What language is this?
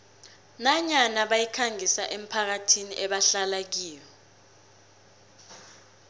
South Ndebele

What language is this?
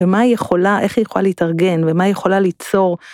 Hebrew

